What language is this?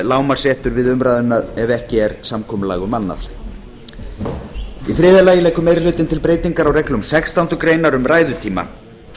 Icelandic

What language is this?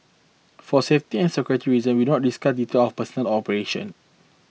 English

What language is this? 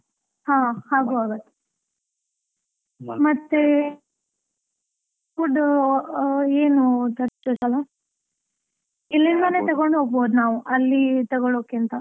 Kannada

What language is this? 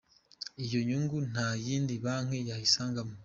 Kinyarwanda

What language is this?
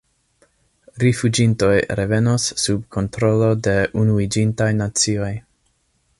Esperanto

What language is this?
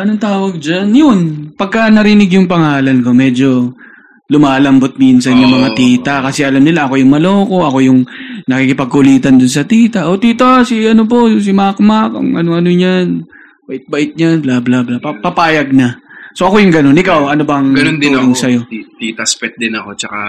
Filipino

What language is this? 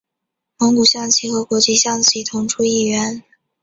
Chinese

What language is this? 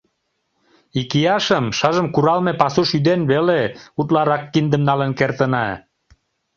Mari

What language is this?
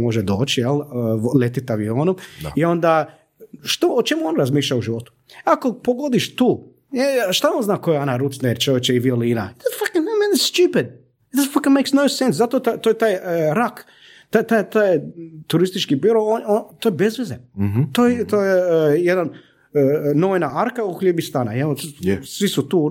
Croatian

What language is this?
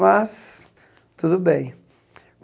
Portuguese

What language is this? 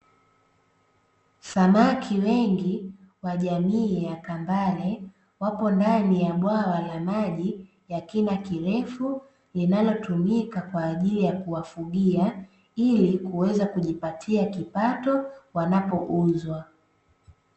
Swahili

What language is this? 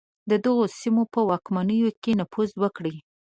Pashto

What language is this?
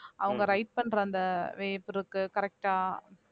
Tamil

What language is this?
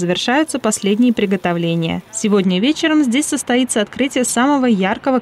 Russian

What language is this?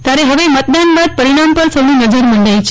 Gujarati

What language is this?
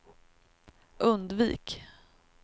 Swedish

